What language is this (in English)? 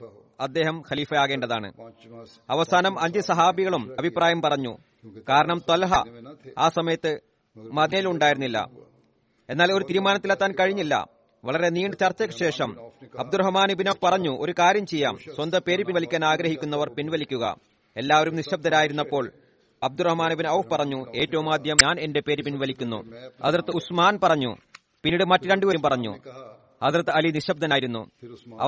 Malayalam